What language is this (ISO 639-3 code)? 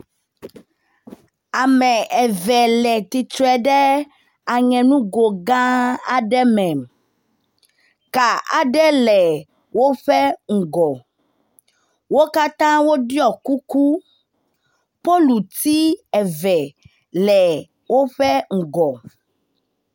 ewe